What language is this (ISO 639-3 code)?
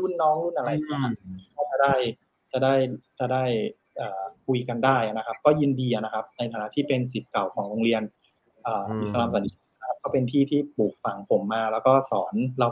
tha